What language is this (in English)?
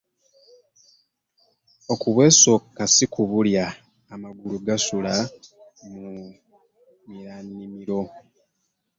Ganda